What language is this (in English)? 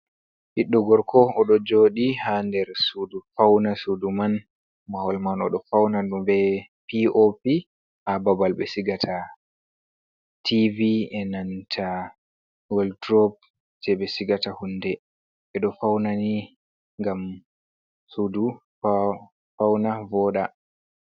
Fula